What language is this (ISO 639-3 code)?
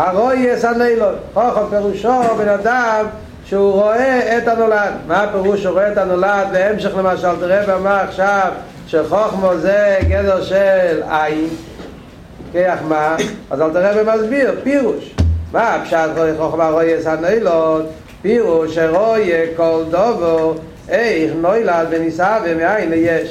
heb